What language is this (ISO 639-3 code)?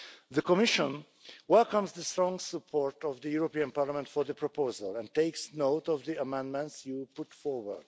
eng